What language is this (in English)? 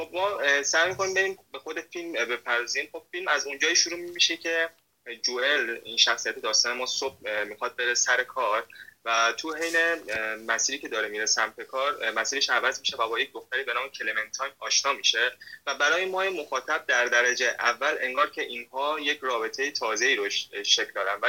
Persian